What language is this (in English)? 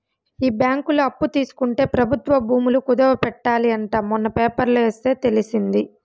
Telugu